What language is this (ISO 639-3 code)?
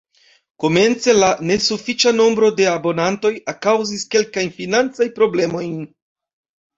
epo